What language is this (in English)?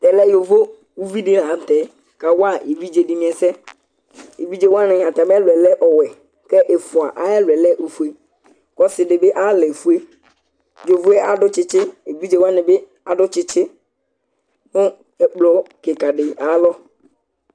Ikposo